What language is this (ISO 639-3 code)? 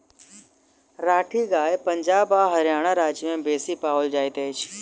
mai